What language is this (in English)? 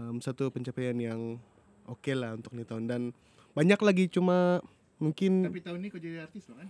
Malay